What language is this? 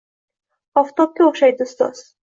Uzbek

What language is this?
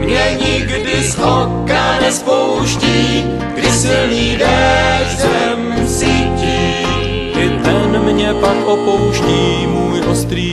Czech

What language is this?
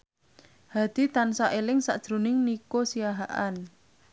Javanese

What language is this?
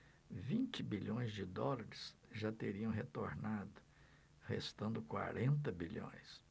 Portuguese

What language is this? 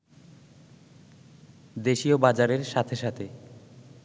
Bangla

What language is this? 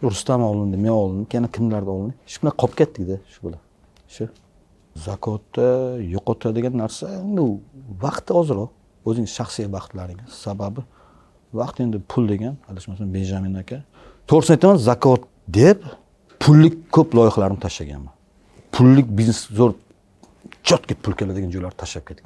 Turkish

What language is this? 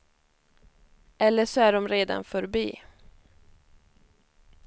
Swedish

